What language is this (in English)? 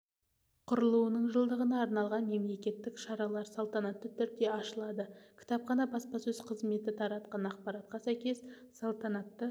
Kazakh